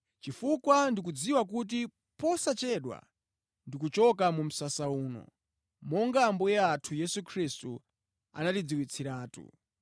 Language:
Nyanja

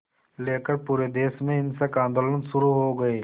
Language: Hindi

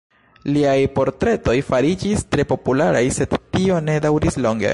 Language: Esperanto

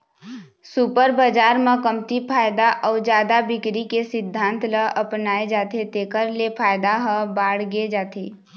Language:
Chhattisgarhi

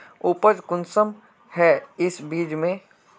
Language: Magahi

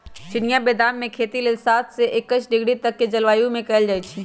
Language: Magahi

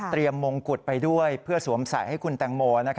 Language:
Thai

